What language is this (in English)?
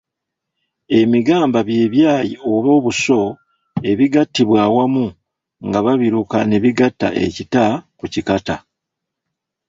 Ganda